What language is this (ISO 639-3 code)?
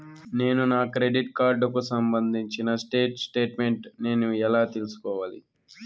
tel